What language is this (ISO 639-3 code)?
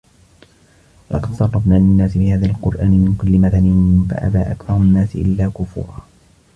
ara